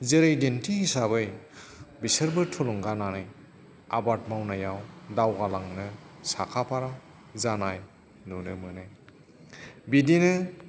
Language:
Bodo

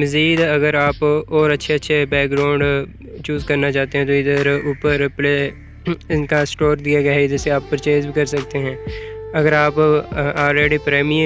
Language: Urdu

